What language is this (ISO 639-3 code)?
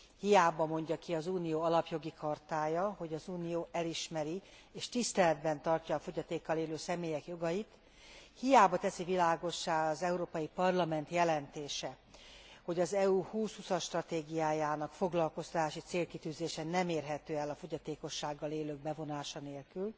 hun